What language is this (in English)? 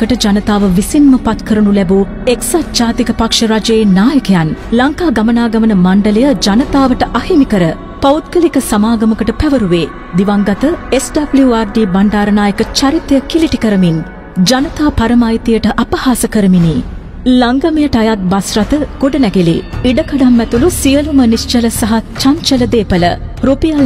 Hindi